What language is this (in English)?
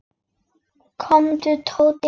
Icelandic